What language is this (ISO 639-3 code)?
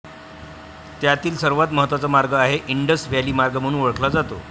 mar